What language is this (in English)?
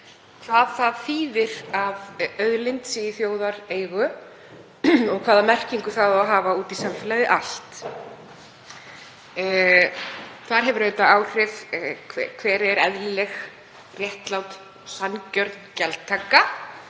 Icelandic